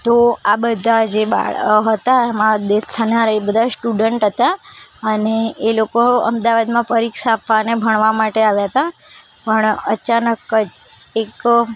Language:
Gujarati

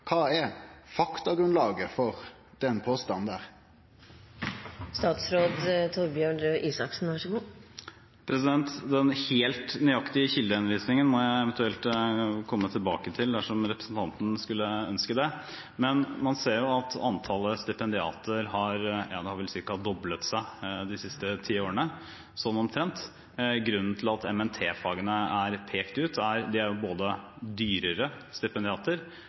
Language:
Norwegian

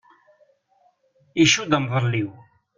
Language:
Kabyle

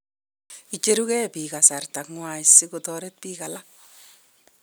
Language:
Kalenjin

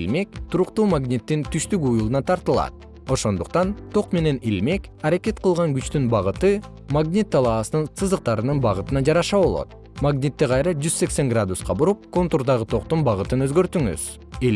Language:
Kyrgyz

